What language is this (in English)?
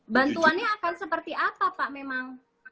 Indonesian